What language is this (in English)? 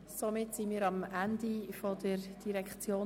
Swiss German